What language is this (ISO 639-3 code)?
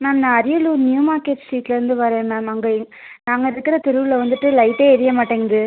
tam